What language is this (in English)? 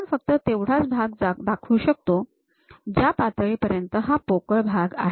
Marathi